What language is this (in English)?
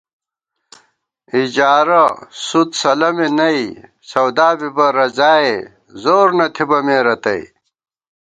Gawar-Bati